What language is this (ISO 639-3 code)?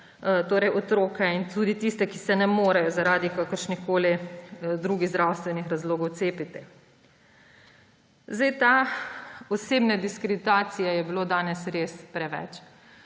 slv